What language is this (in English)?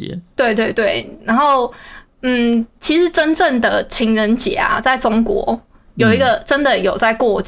Chinese